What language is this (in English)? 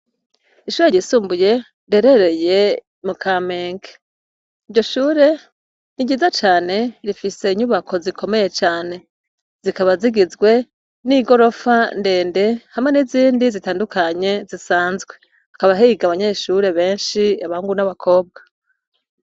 Rundi